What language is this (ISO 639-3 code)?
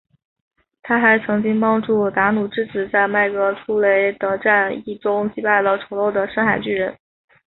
zho